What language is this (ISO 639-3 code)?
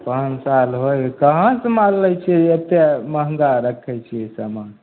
mai